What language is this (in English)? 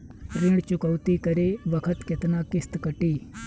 Bhojpuri